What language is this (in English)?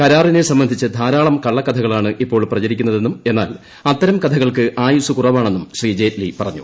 Malayalam